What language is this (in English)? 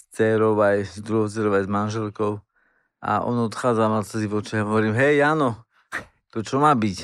Slovak